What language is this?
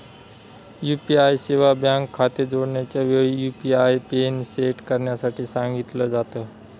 Marathi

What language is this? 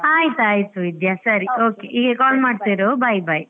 Kannada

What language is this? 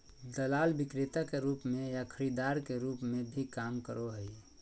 Magahi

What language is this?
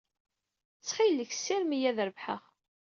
Kabyle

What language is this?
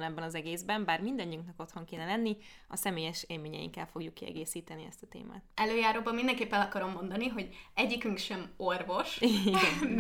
Hungarian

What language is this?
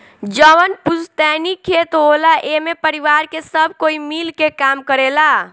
Bhojpuri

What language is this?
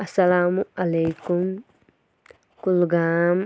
Kashmiri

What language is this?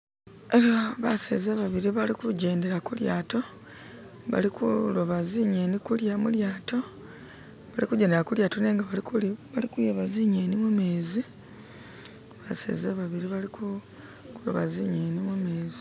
Masaaba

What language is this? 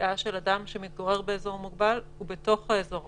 Hebrew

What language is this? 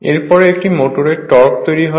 Bangla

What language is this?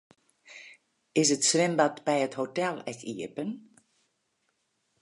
Western Frisian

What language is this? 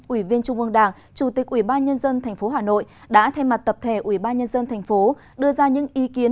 Vietnamese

